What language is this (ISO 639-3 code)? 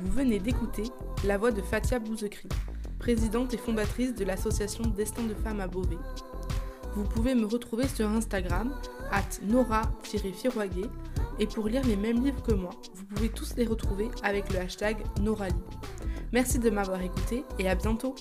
fra